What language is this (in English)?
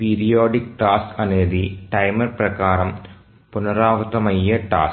Telugu